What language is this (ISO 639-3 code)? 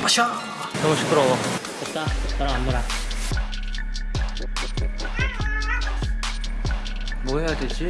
kor